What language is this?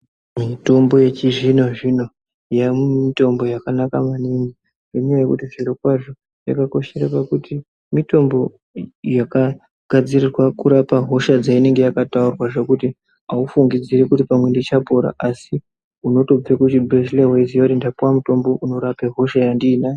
Ndau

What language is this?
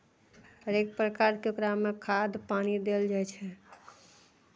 Maithili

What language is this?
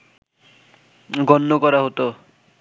Bangla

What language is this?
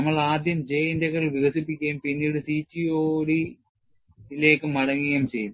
Malayalam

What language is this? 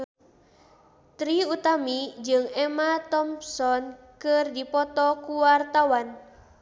Sundanese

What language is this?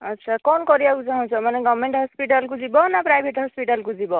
Odia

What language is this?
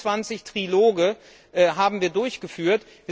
German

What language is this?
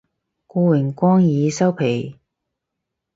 Cantonese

